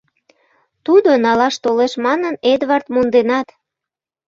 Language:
Mari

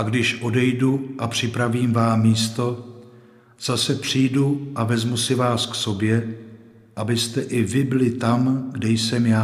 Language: Czech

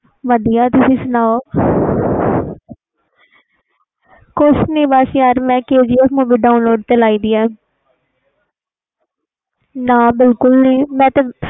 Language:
Punjabi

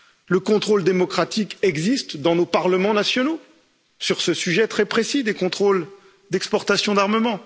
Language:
French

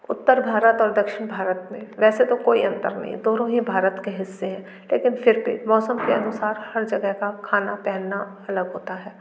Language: Hindi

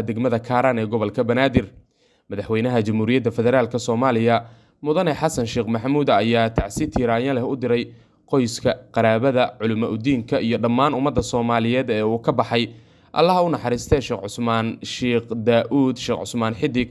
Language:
Arabic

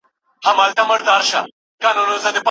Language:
Pashto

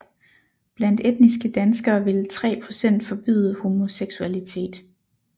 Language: Danish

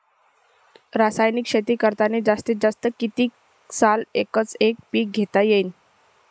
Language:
Marathi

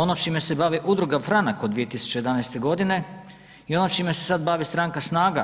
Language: Croatian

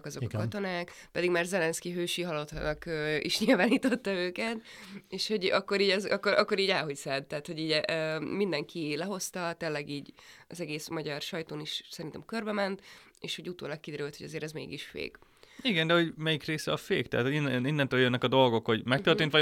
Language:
Hungarian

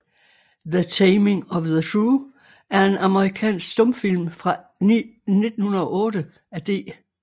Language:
Danish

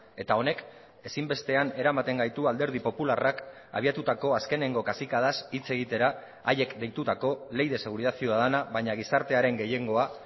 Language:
Basque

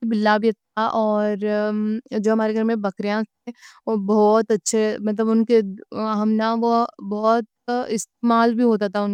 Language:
Deccan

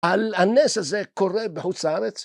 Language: Hebrew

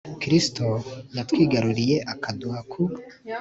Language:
Kinyarwanda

